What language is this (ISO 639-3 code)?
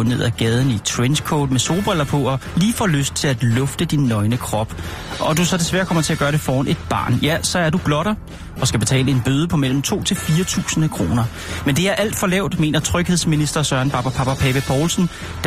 dan